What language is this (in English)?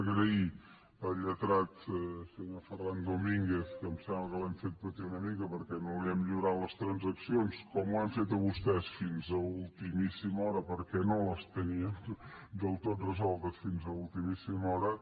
Catalan